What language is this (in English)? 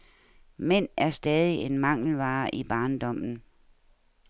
Danish